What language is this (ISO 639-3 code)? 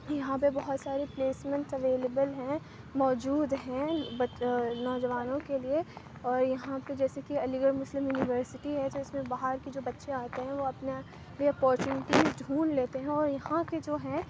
urd